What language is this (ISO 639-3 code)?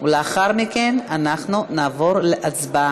heb